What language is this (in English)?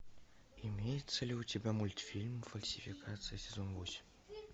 Russian